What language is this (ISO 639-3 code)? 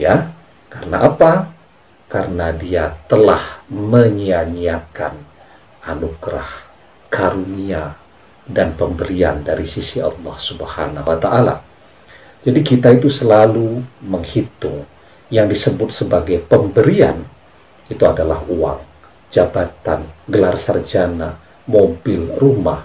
ind